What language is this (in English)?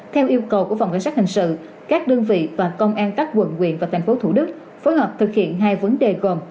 Vietnamese